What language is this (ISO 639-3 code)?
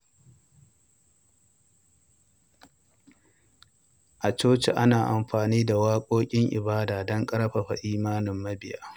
hau